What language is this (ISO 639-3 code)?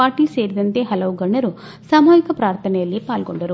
kan